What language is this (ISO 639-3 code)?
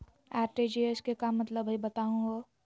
mag